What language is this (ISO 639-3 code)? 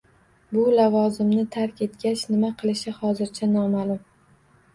uzb